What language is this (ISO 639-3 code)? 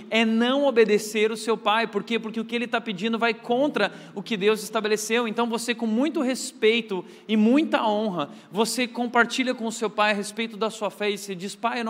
por